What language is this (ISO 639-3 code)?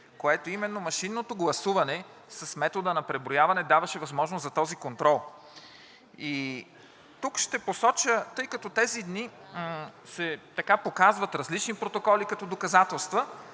bul